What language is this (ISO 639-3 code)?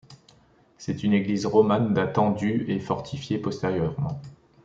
fra